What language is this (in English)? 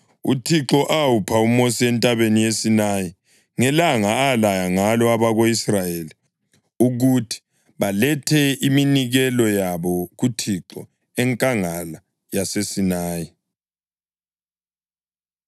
North Ndebele